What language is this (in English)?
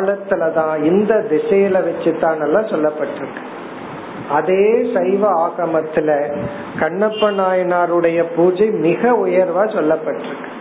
Tamil